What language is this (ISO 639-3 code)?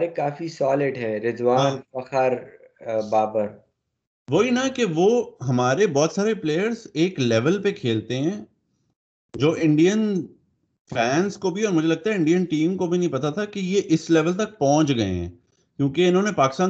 urd